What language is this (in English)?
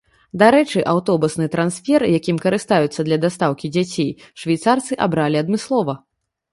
Belarusian